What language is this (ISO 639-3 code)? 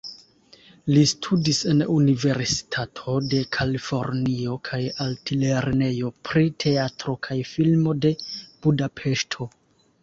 epo